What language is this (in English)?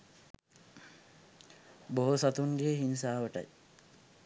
Sinhala